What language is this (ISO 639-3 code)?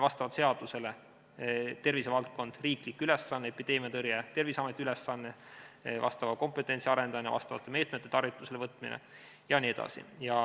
est